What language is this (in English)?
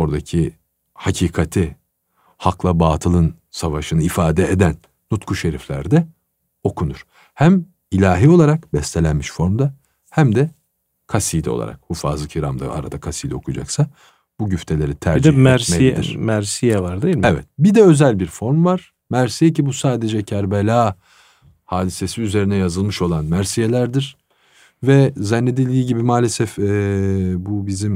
Turkish